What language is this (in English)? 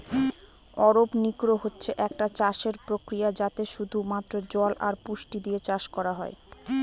Bangla